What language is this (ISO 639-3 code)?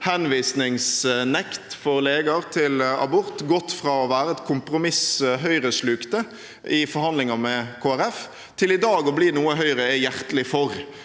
nor